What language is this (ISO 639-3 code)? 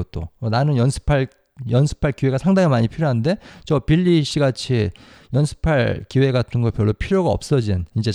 kor